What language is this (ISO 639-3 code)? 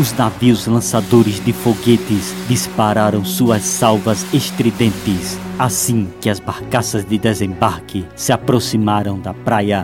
por